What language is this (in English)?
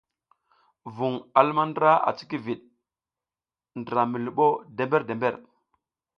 South Giziga